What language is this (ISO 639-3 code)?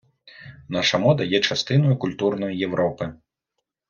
ukr